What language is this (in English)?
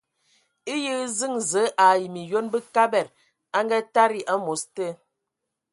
Ewondo